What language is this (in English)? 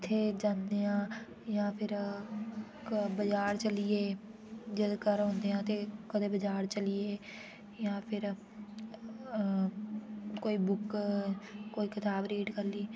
Dogri